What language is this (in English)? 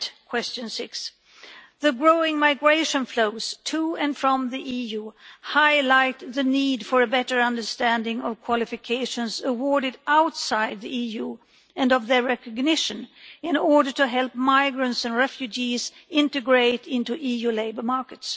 English